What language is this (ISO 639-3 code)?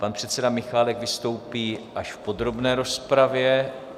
ces